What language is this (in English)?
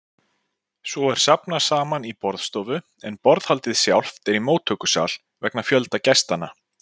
Icelandic